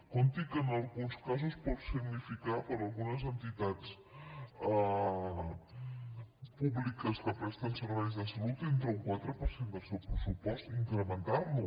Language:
Catalan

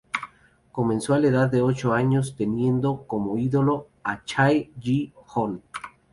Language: Spanish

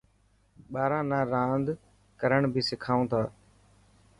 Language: Dhatki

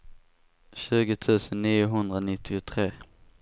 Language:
Swedish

